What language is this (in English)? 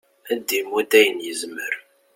Kabyle